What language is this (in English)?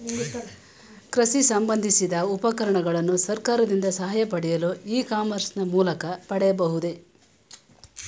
Kannada